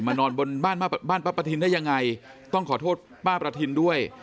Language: Thai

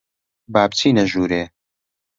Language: Central Kurdish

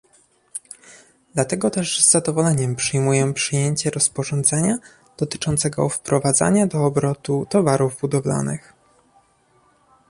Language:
Polish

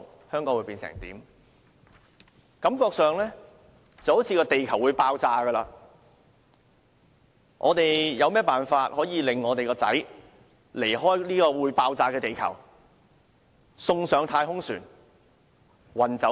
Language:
Cantonese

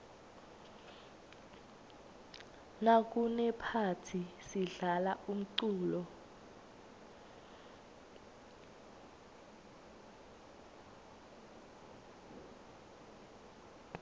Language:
Swati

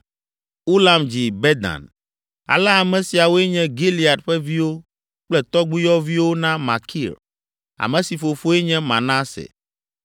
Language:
Ewe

